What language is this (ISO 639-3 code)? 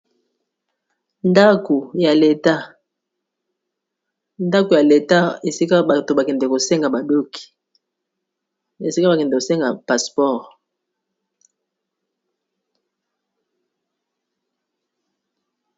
lin